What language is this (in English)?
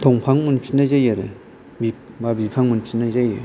Bodo